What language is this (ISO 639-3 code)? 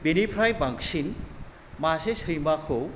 brx